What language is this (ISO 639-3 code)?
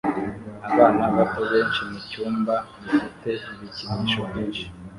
kin